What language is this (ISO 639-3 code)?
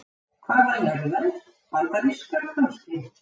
isl